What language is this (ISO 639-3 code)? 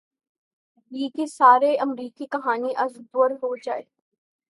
urd